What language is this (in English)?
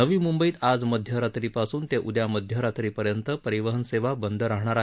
Marathi